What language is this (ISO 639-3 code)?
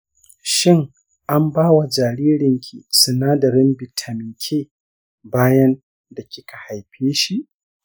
hau